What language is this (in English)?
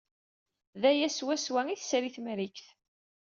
Kabyle